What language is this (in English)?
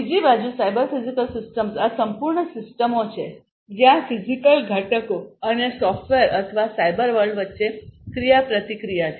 Gujarati